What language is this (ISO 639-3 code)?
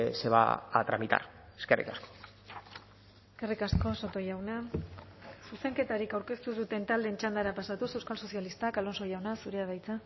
eus